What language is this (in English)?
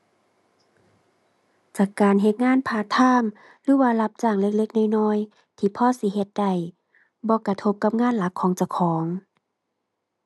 Thai